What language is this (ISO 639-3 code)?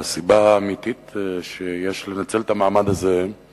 heb